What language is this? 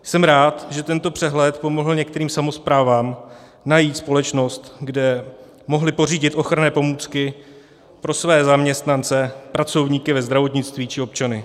Czech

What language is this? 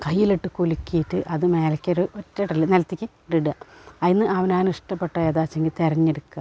Malayalam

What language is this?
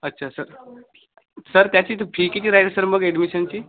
Marathi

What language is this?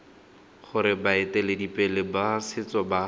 Tswana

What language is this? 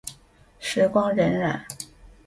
Chinese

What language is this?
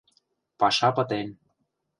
Mari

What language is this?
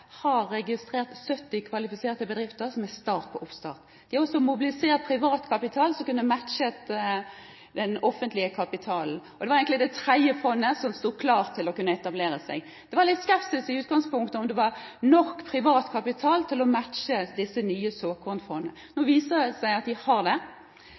Norwegian Nynorsk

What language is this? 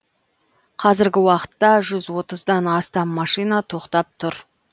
Kazakh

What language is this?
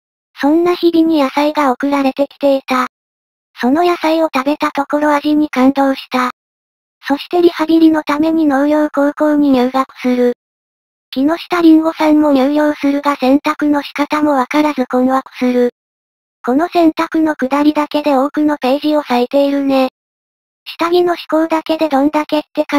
Japanese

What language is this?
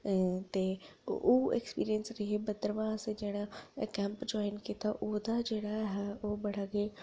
Dogri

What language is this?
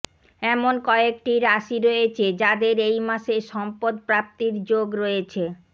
Bangla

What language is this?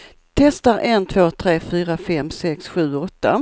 Swedish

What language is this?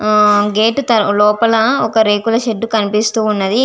Telugu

